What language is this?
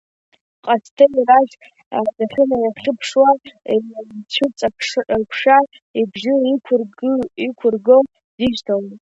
Abkhazian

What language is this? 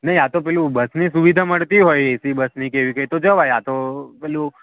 Gujarati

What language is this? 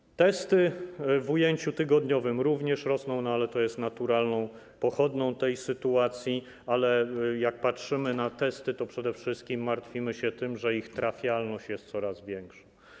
Polish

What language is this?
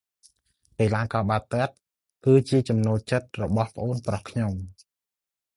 Khmer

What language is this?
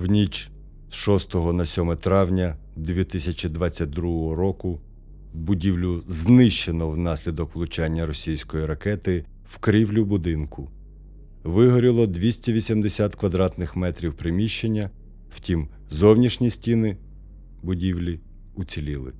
Ukrainian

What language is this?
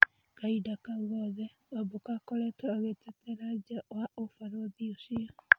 Kikuyu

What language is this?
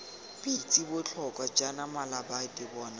Tswana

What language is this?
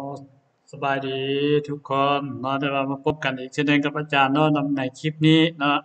Thai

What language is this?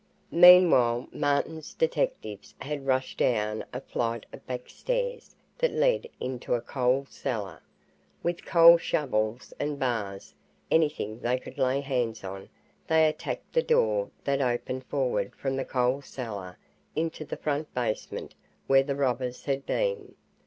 English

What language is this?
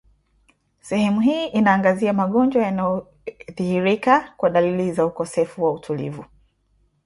Swahili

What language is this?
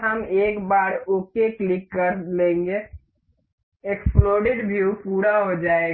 Hindi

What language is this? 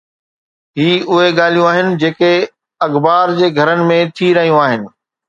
Sindhi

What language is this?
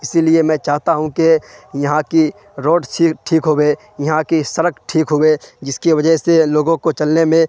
Urdu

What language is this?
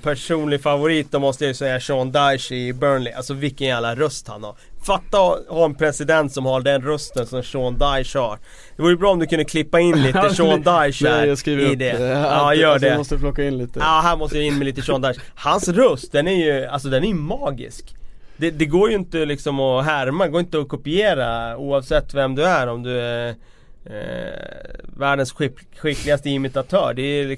Swedish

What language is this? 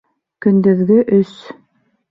Bashkir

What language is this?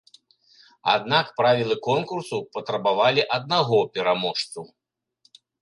Belarusian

